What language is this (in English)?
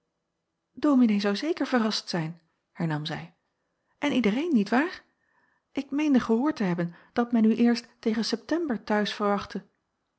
Dutch